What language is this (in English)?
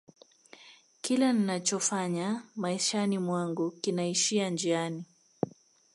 Swahili